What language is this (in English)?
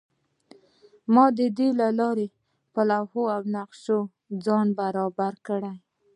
Pashto